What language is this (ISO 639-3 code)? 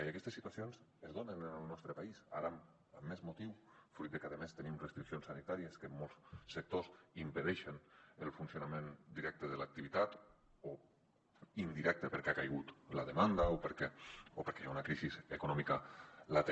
cat